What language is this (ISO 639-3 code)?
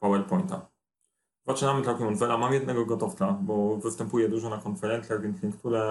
pol